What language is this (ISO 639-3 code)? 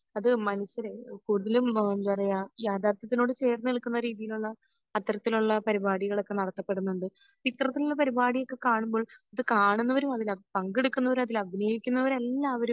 mal